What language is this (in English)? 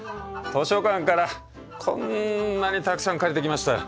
Japanese